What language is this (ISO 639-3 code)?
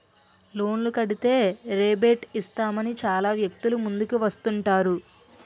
tel